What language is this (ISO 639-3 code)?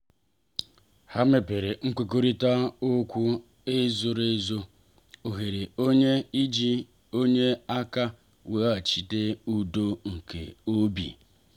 ibo